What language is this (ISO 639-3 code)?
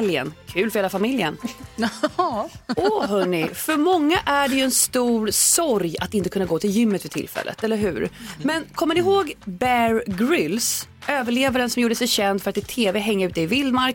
swe